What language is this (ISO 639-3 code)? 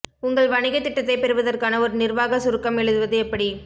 tam